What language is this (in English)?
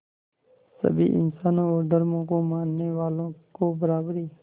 Hindi